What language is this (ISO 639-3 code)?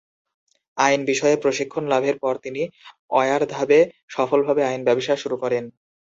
ben